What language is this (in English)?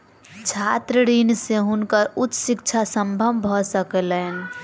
Maithili